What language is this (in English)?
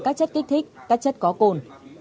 Vietnamese